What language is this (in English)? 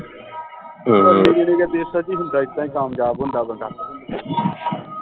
Punjabi